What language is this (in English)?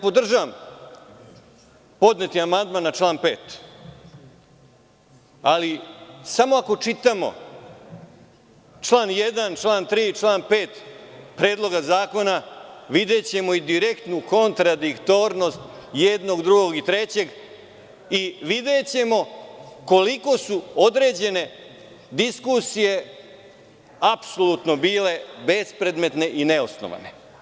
Serbian